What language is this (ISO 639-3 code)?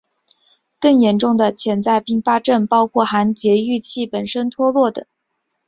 zho